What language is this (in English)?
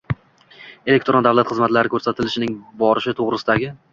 Uzbek